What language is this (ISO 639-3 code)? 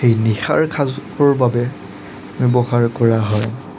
asm